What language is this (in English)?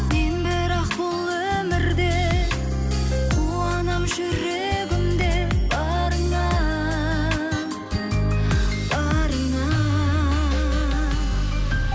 Kazakh